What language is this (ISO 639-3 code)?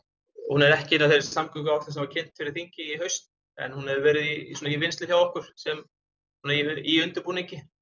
isl